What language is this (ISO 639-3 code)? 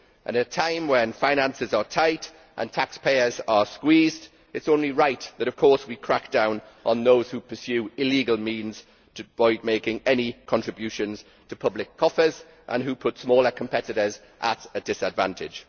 eng